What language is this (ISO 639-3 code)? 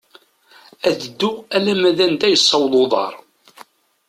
kab